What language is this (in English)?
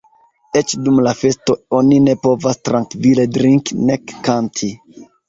Esperanto